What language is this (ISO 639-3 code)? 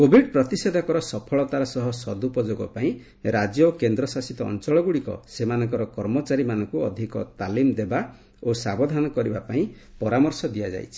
ori